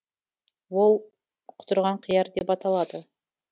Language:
Kazakh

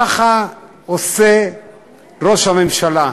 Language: Hebrew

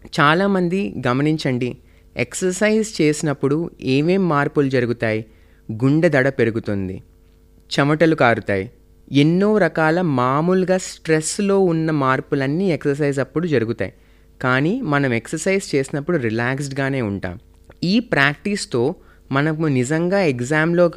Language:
Telugu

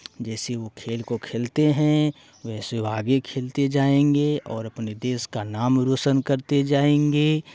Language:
Hindi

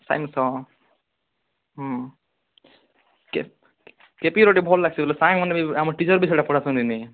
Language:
Odia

